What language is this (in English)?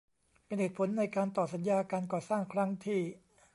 Thai